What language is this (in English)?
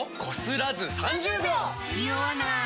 Japanese